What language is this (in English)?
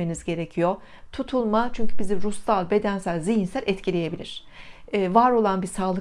Turkish